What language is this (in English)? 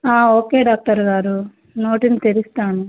Telugu